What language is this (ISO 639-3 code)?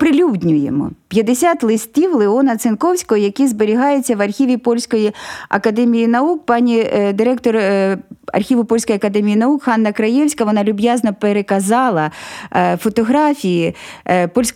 ukr